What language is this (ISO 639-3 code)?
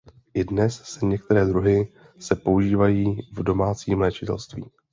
ces